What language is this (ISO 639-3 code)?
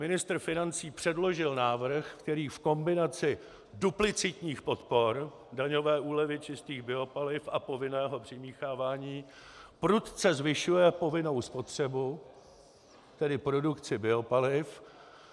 ces